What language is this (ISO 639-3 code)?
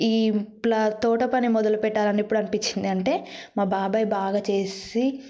tel